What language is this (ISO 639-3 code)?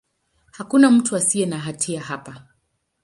swa